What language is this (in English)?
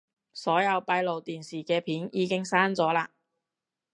Cantonese